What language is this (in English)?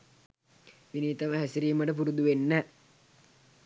Sinhala